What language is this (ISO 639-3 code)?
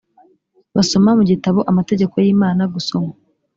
kin